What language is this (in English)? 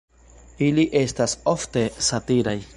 Esperanto